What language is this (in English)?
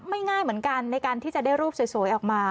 Thai